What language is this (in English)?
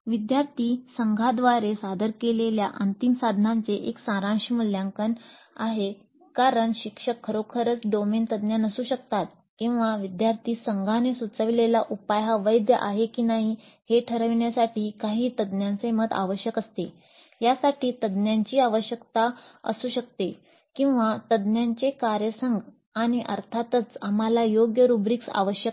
Marathi